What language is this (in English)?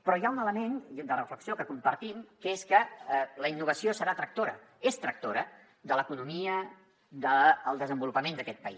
Catalan